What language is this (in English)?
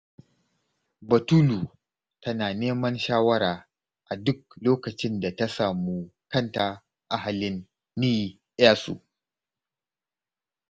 Hausa